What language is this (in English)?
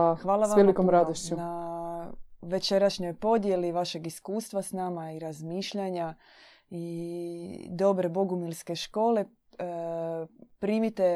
Croatian